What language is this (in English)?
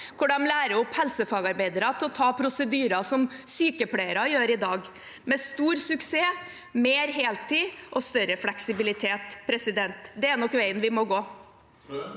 Norwegian